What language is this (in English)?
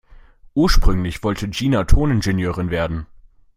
German